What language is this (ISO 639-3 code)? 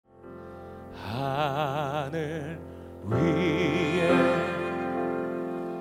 kor